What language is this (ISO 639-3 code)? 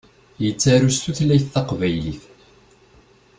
kab